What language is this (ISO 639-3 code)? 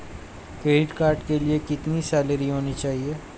hin